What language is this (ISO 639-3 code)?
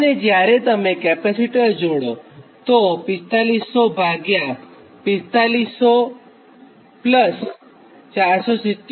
guj